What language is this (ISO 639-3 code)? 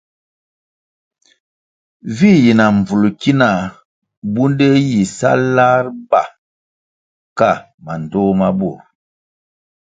nmg